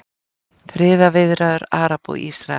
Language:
Icelandic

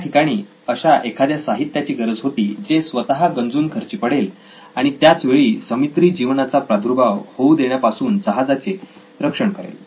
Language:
Marathi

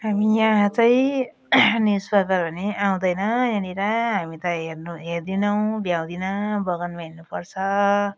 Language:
Nepali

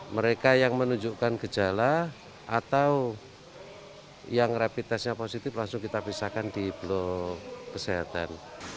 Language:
Indonesian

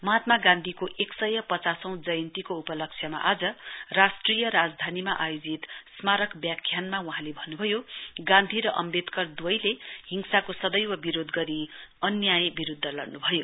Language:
Nepali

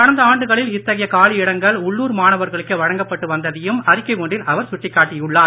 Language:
Tamil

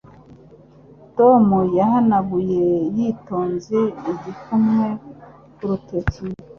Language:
Kinyarwanda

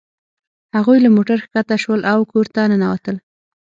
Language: Pashto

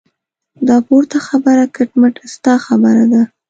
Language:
Pashto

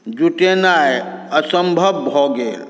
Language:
Maithili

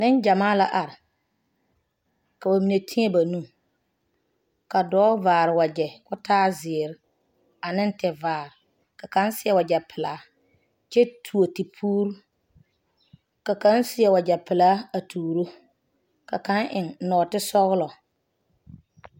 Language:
Southern Dagaare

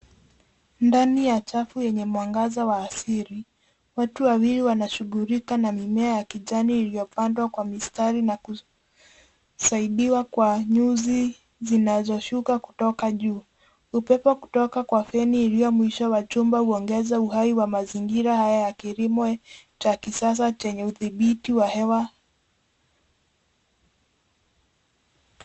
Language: Swahili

